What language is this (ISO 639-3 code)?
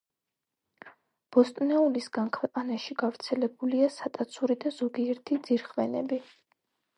kat